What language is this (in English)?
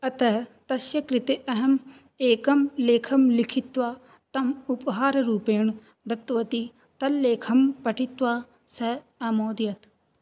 Sanskrit